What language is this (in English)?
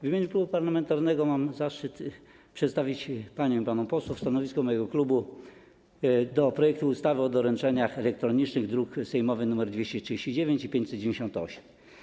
Polish